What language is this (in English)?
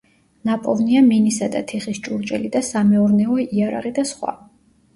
Georgian